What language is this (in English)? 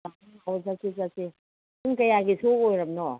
Manipuri